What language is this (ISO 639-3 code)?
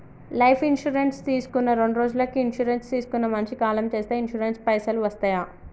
tel